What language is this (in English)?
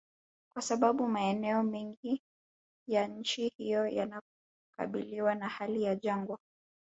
Swahili